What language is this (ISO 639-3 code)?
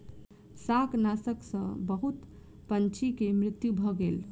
mai